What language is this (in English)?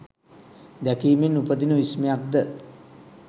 Sinhala